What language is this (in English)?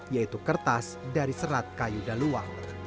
Indonesian